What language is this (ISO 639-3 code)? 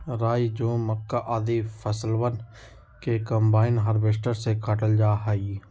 mag